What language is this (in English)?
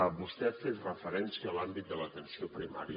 Catalan